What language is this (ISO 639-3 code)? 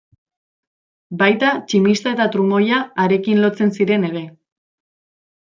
eus